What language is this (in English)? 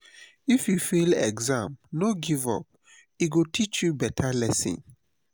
Nigerian Pidgin